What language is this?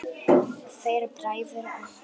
Icelandic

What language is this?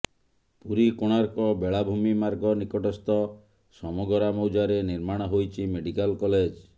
Odia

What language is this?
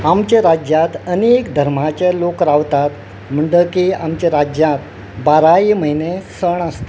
Konkani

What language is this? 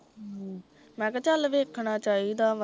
Punjabi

